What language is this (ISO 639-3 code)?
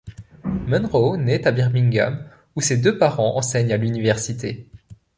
fra